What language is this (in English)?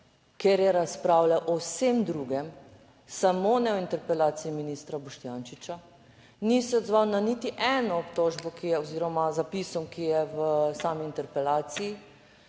Slovenian